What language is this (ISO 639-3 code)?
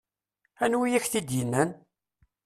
kab